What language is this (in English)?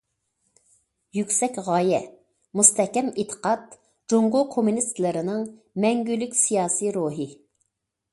Uyghur